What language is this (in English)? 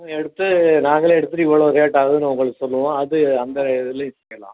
Tamil